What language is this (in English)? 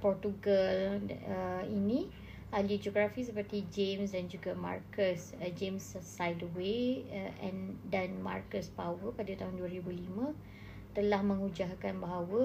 Malay